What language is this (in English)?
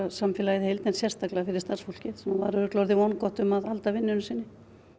Icelandic